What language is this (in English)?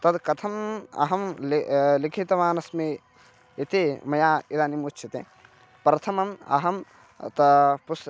Sanskrit